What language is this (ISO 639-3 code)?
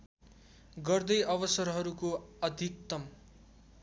nep